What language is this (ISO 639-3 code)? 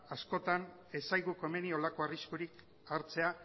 eus